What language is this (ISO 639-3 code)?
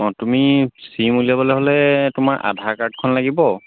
asm